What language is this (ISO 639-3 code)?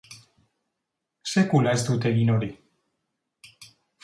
eus